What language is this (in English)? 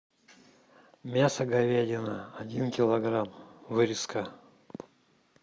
Russian